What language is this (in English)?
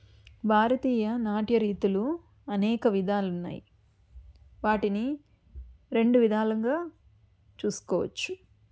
Telugu